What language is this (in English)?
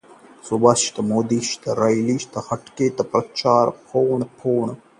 Hindi